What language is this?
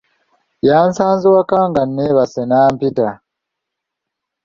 Ganda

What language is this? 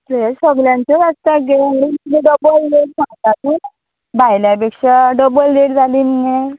Konkani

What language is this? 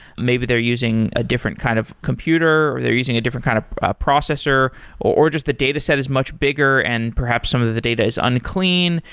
English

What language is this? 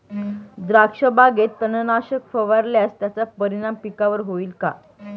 Marathi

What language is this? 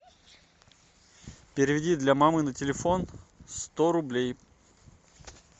Russian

